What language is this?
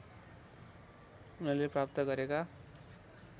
Nepali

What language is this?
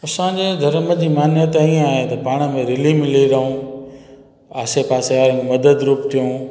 Sindhi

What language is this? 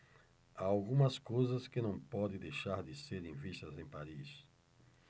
Portuguese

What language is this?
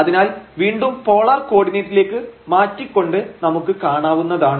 Malayalam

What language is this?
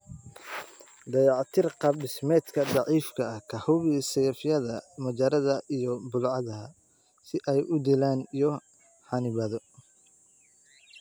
Somali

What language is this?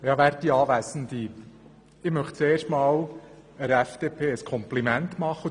Swiss German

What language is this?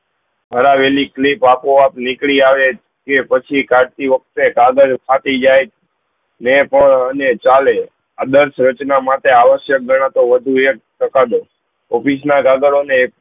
Gujarati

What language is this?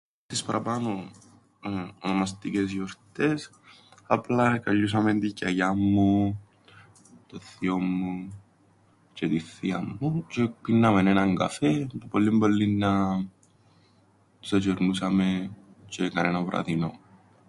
Greek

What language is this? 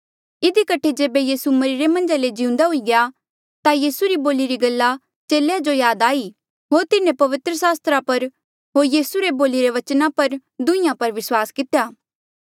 Mandeali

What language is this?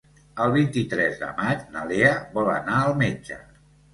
Catalan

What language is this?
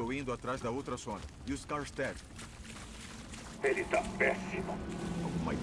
Portuguese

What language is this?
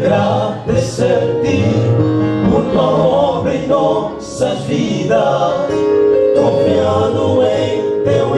Romanian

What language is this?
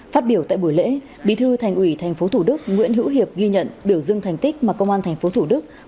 Vietnamese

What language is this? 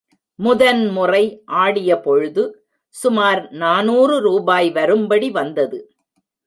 Tamil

